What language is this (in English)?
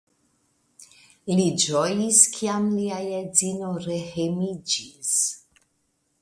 Esperanto